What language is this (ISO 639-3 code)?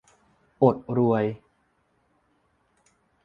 tha